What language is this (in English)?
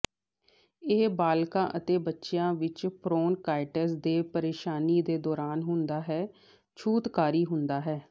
Punjabi